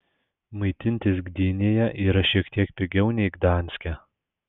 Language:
Lithuanian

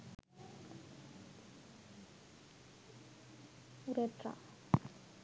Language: Sinhala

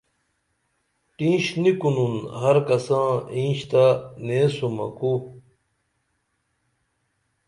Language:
Dameli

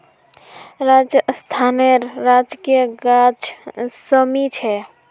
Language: Magahi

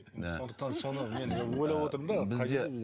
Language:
Kazakh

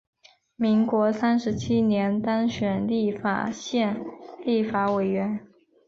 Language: Chinese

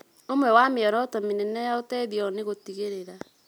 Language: Kikuyu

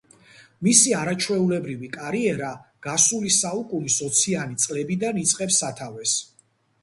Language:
Georgian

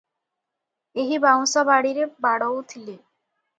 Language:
Odia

